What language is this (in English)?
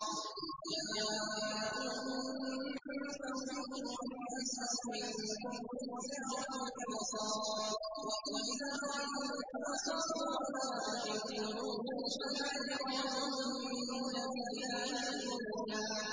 Arabic